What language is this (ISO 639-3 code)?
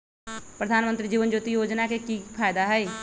mag